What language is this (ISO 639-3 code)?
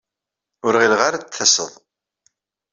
kab